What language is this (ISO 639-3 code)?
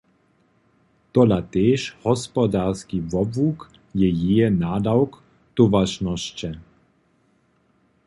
hsb